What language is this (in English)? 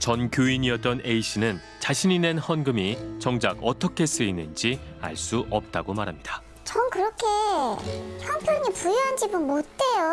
Korean